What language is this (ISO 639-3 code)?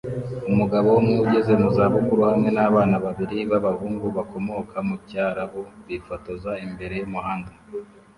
kin